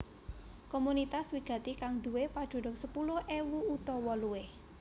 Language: Javanese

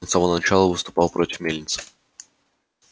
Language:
Russian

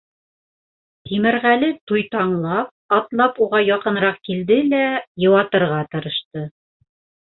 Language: Bashkir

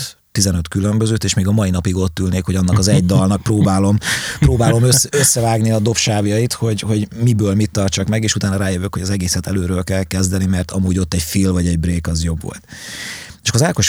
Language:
Hungarian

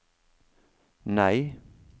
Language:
Norwegian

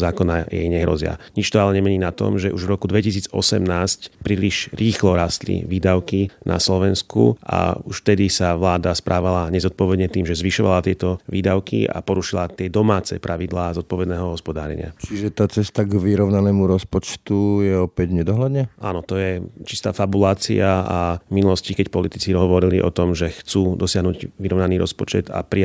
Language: Slovak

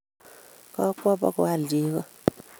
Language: Kalenjin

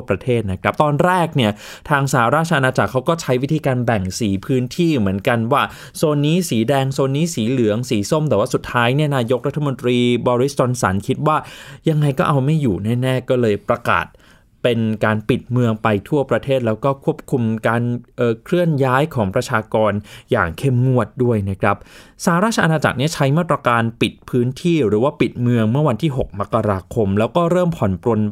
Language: Thai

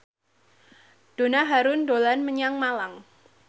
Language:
Javanese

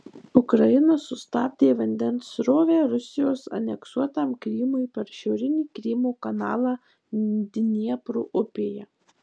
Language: Lithuanian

